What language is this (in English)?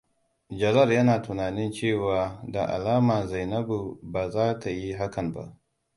Hausa